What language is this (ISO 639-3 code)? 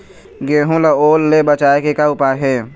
hne